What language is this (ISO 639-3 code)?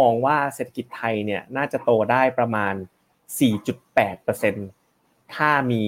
tha